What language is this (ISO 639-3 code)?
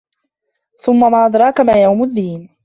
ara